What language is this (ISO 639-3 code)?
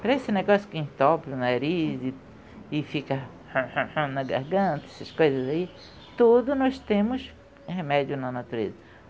por